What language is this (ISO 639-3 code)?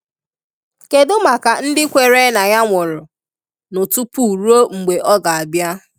ibo